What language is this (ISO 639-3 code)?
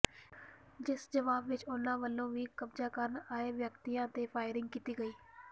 pan